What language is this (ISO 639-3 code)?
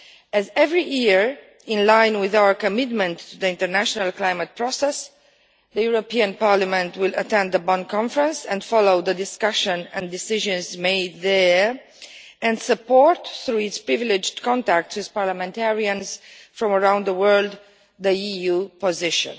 eng